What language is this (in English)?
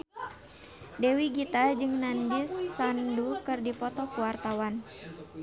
Sundanese